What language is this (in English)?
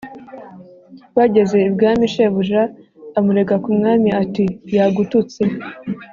Kinyarwanda